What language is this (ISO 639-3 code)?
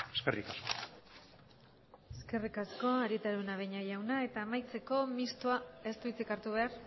eus